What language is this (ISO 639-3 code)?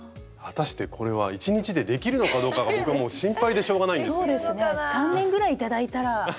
jpn